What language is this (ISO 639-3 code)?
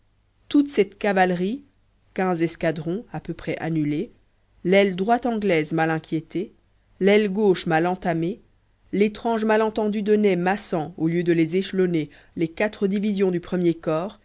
fra